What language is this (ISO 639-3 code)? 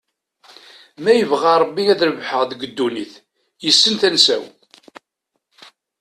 kab